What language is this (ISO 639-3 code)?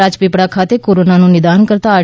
guj